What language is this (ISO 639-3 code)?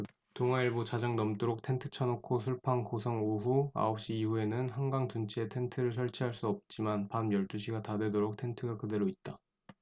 kor